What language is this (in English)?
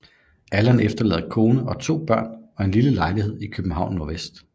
Danish